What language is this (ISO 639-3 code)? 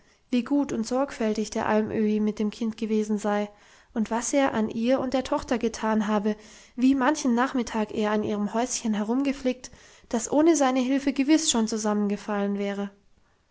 deu